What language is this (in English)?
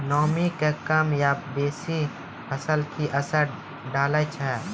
Maithili